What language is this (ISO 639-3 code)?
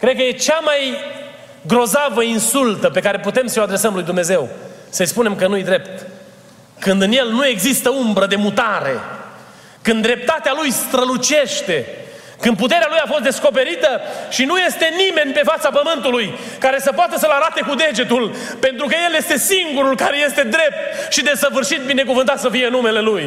ron